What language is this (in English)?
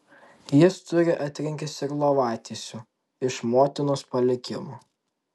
Lithuanian